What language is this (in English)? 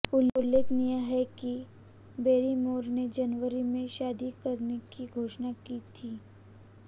Hindi